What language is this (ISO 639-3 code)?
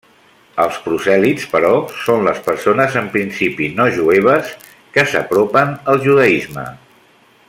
cat